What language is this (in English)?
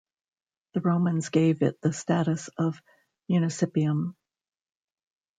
English